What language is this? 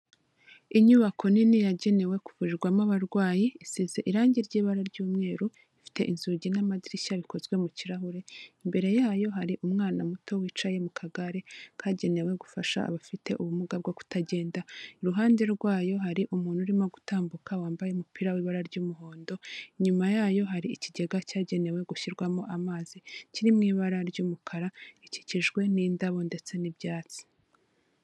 Kinyarwanda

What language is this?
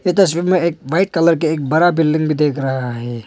Hindi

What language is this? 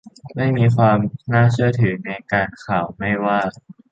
Thai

